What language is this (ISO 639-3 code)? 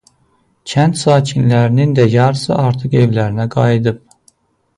aze